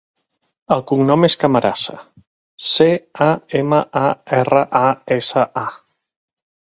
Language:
Catalan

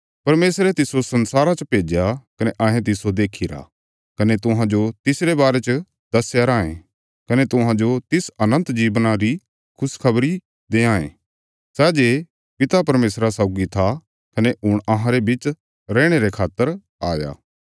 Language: Bilaspuri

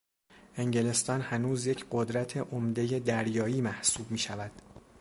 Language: Persian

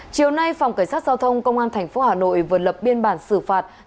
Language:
Vietnamese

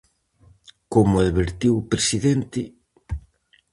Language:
Galician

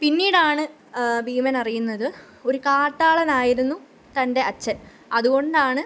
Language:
Malayalam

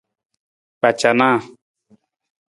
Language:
Nawdm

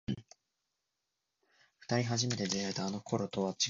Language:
Japanese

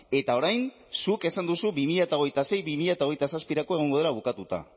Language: Basque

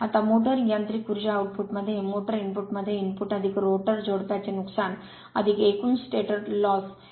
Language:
Marathi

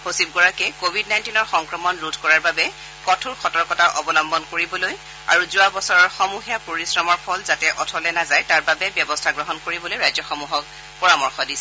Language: Assamese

